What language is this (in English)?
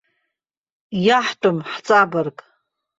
Abkhazian